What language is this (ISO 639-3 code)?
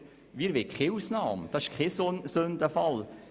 gsw